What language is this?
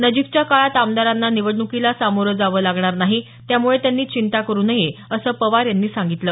Marathi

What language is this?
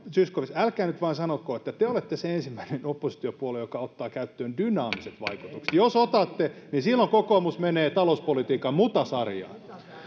Finnish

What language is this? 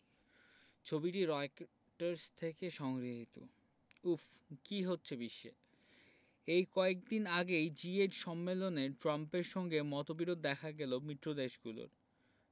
Bangla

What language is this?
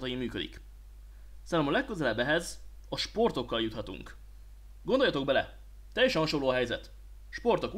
Hungarian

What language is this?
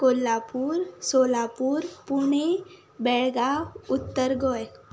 Konkani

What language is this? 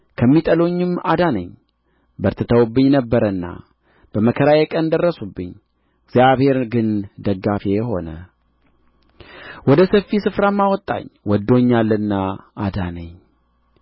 Amharic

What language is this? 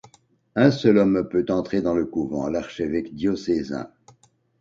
French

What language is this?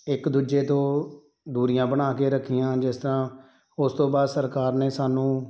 Punjabi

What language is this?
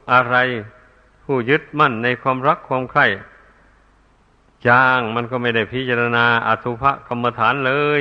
Thai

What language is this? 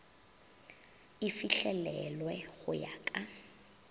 Northern Sotho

